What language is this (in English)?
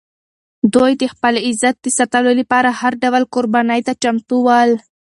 Pashto